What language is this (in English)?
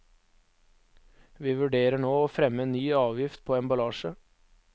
Norwegian